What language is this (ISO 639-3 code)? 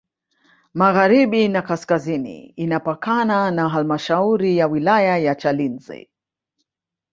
swa